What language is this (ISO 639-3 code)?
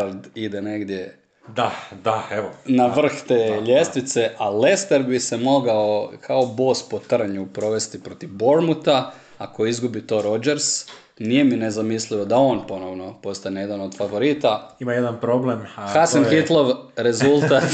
hrv